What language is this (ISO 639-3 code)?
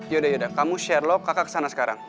ind